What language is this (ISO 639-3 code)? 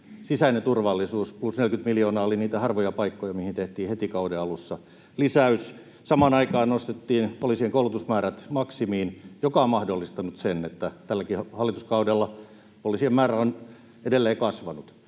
fin